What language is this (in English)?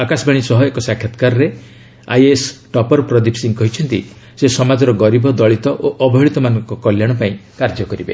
Odia